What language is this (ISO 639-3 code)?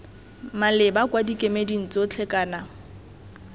tsn